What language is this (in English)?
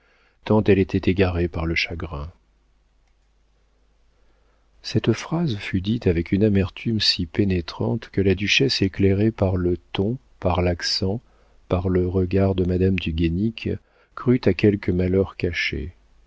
French